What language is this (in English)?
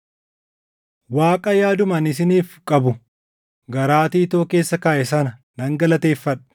Oromo